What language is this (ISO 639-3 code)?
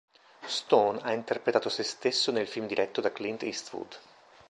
ita